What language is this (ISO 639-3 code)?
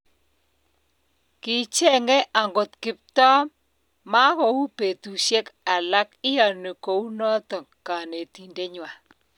kln